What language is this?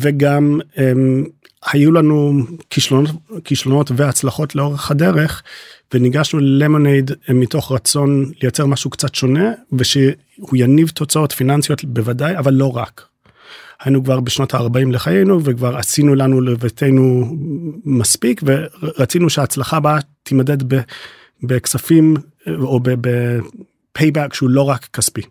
Hebrew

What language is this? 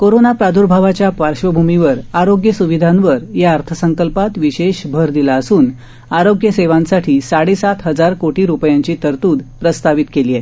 Marathi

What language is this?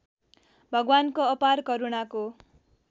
Nepali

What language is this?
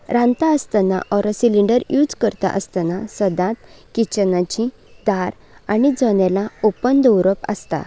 Konkani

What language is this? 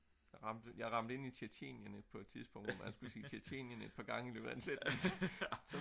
Danish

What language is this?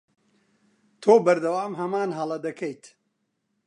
Central Kurdish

